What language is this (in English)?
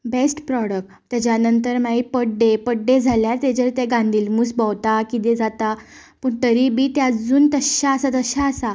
Konkani